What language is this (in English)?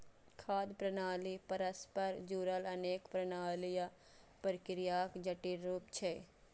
Maithili